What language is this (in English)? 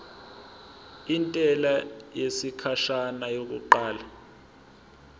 Zulu